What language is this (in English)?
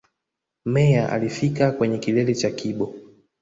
Swahili